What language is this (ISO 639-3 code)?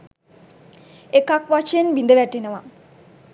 sin